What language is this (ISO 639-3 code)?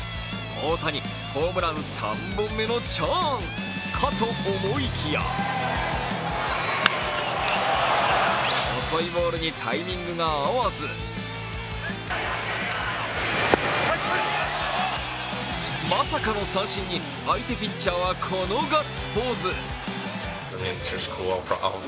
jpn